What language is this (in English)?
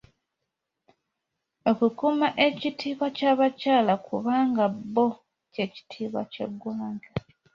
Ganda